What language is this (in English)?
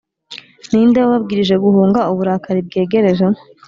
Kinyarwanda